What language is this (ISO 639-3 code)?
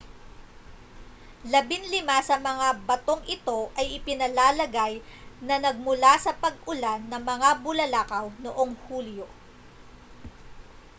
fil